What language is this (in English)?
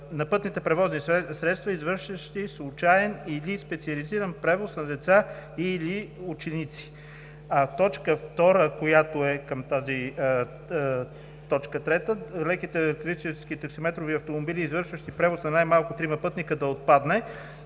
Bulgarian